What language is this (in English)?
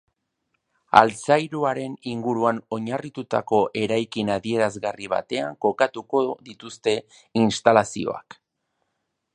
Basque